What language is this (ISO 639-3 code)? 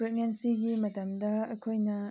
mni